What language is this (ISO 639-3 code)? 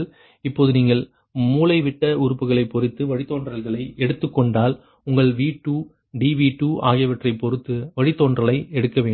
tam